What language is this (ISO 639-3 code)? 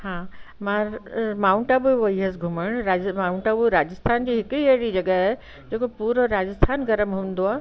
snd